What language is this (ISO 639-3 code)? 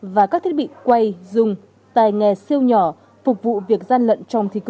vie